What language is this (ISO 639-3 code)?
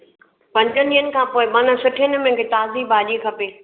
snd